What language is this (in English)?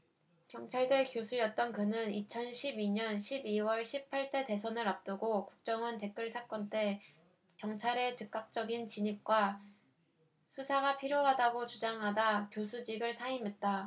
Korean